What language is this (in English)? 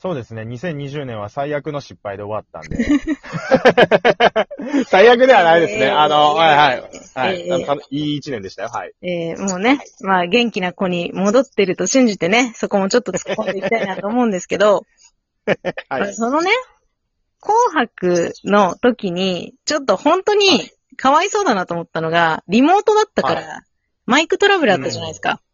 Japanese